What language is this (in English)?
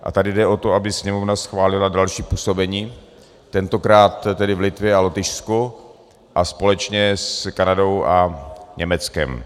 Czech